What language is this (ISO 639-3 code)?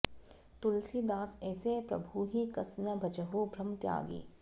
san